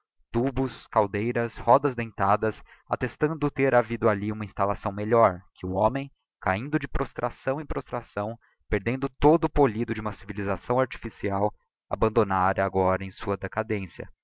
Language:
Portuguese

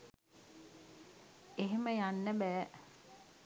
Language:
Sinhala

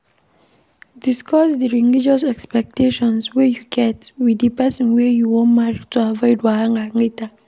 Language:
Nigerian Pidgin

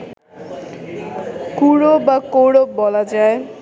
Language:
Bangla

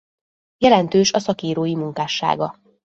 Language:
Hungarian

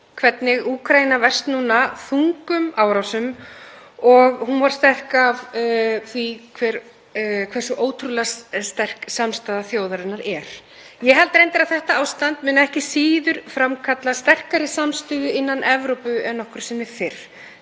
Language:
Icelandic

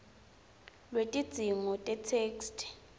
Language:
Swati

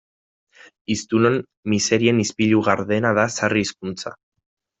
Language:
Basque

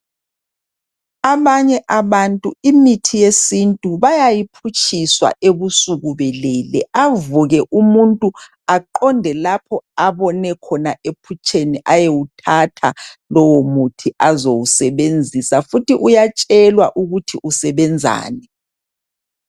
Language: North Ndebele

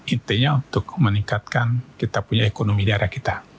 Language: Indonesian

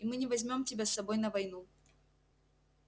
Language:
Russian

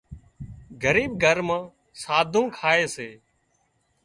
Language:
Wadiyara Koli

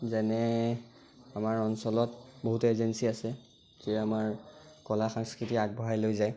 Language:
Assamese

